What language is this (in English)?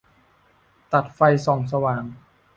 Thai